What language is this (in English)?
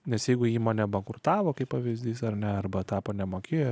Lithuanian